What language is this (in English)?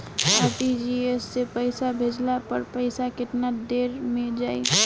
Bhojpuri